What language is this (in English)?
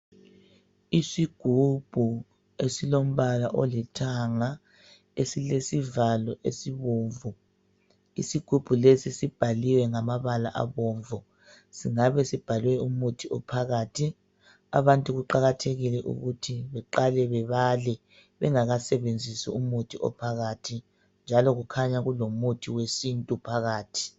North Ndebele